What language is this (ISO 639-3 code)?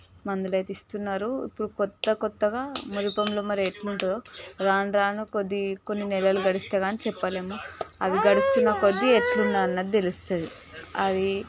tel